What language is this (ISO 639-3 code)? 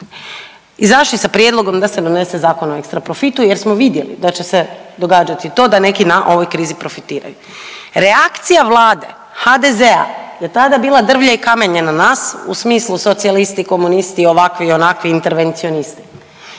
hrv